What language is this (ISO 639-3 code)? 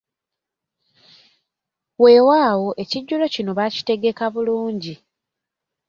lug